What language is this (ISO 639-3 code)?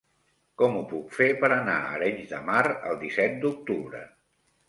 cat